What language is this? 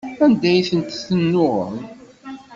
Kabyle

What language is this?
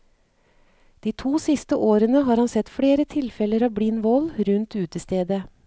Norwegian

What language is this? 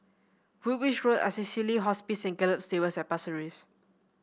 English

